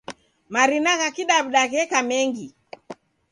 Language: Taita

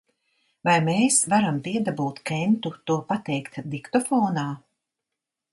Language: Latvian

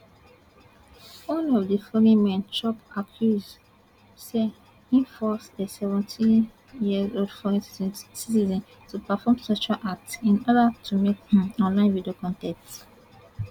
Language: Nigerian Pidgin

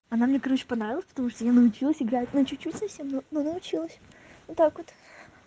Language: Russian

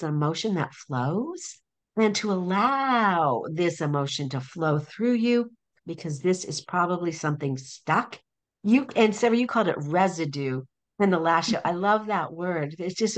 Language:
English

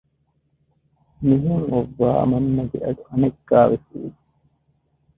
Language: Divehi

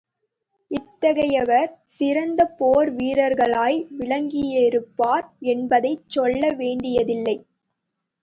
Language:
Tamil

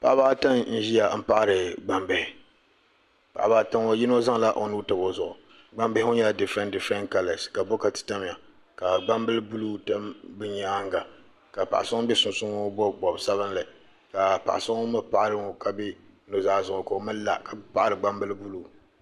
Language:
Dagbani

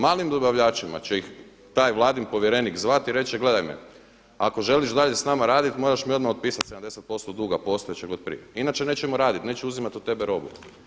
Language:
Croatian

